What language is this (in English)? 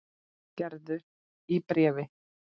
Icelandic